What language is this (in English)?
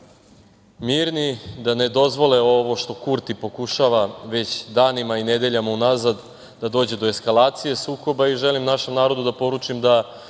Serbian